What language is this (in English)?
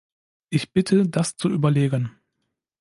German